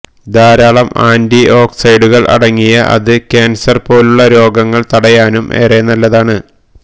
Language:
Malayalam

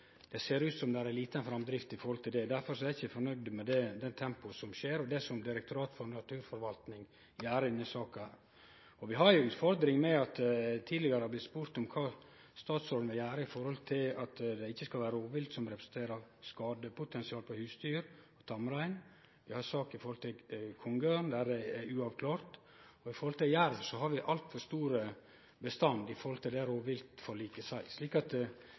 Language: Norwegian Nynorsk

